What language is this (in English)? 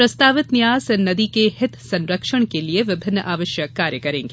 Hindi